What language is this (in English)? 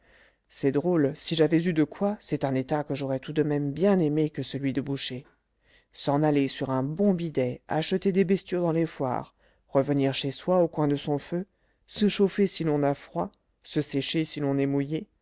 French